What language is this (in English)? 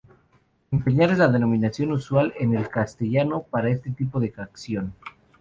Spanish